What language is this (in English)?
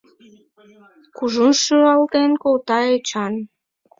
Mari